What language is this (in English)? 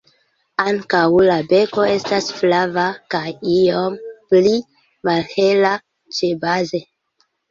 Esperanto